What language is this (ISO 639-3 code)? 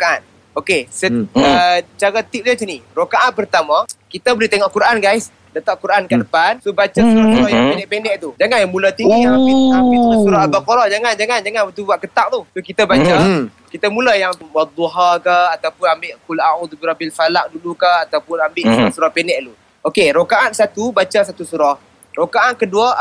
msa